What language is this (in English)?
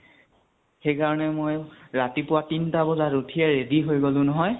Assamese